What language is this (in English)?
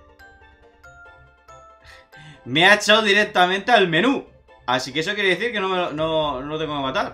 Spanish